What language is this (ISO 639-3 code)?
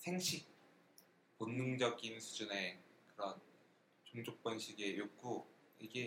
kor